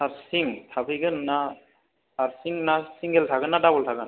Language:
Bodo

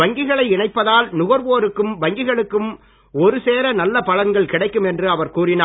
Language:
Tamil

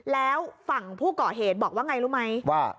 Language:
Thai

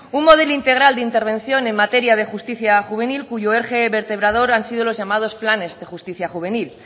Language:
Spanish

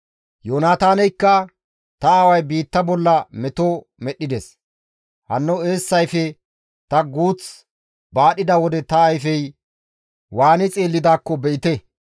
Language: Gamo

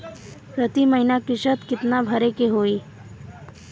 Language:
Bhojpuri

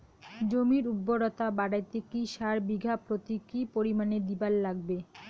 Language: Bangla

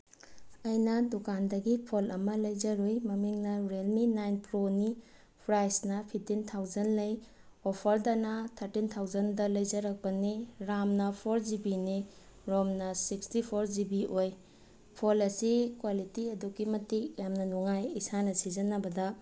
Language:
Manipuri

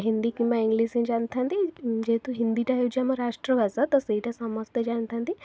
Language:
Odia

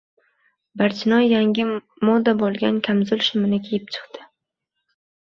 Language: Uzbek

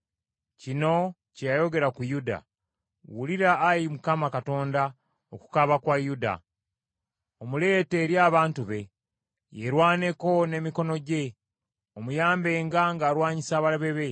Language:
Ganda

